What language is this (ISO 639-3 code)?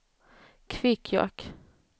swe